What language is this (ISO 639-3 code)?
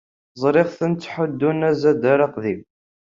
kab